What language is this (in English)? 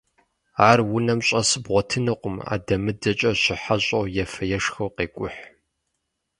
Kabardian